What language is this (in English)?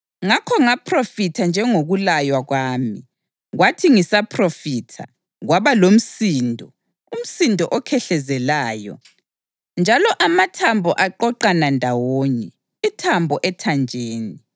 North Ndebele